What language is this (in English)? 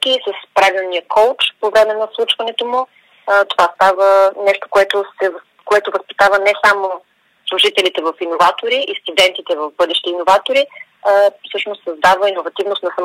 Bulgarian